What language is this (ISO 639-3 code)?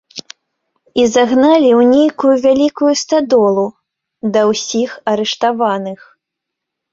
bel